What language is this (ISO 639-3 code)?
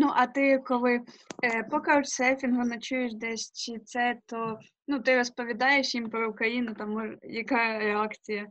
ukr